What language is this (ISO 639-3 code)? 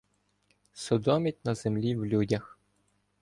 ukr